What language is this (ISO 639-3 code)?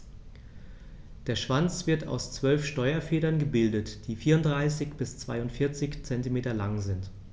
deu